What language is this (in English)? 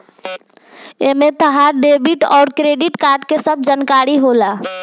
Bhojpuri